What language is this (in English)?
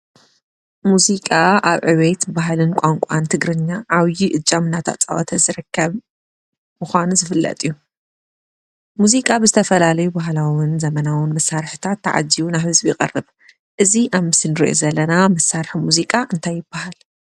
Tigrinya